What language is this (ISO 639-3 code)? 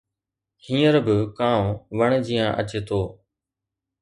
snd